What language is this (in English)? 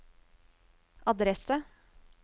Norwegian